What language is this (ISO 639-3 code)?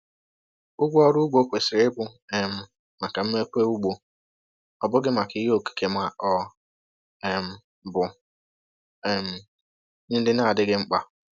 ibo